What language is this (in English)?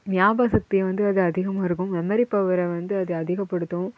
Tamil